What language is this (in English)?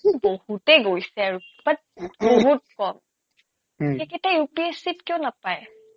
Assamese